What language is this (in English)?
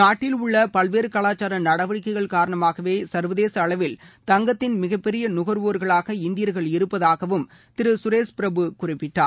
Tamil